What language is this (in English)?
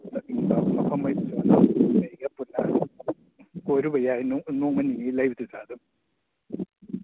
Manipuri